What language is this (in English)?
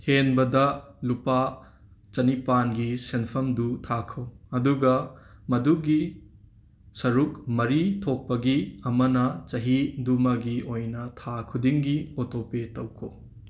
Manipuri